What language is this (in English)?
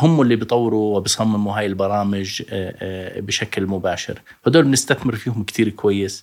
Arabic